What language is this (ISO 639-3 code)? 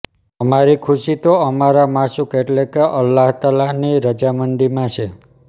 guj